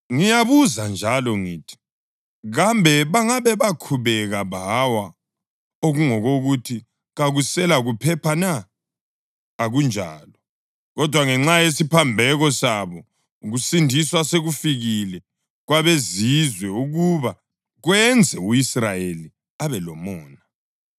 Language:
North Ndebele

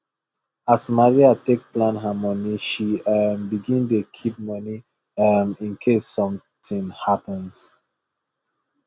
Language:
Nigerian Pidgin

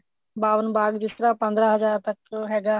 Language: Punjabi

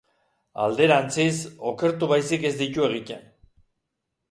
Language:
Basque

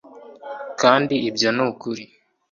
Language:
Kinyarwanda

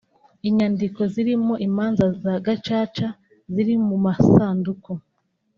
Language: Kinyarwanda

